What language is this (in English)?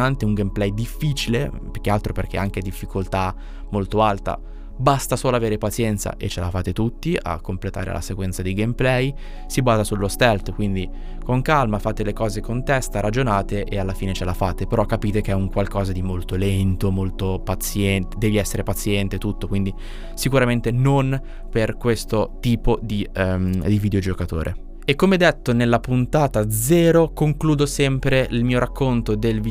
Italian